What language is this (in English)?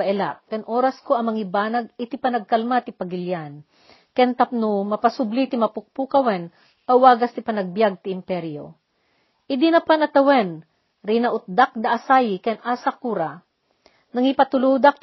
Filipino